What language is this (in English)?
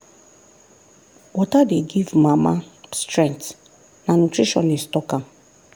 Nigerian Pidgin